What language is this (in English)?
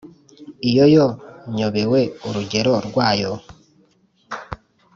Kinyarwanda